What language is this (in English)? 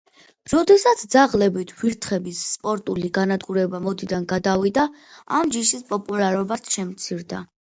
Georgian